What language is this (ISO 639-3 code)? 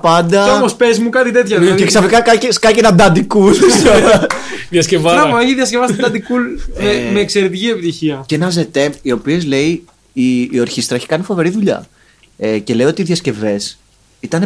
ell